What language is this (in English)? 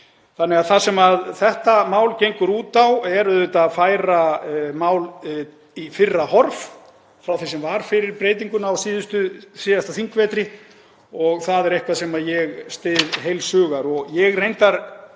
Icelandic